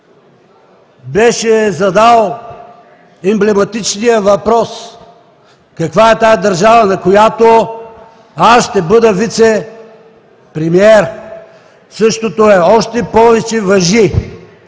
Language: Bulgarian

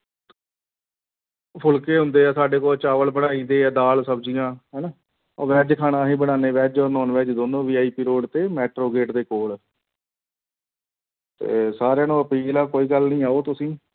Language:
Punjabi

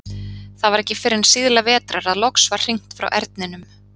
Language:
Icelandic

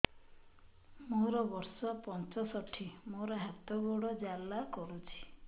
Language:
Odia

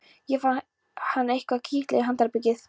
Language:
Icelandic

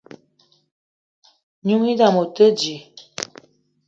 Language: Eton (Cameroon)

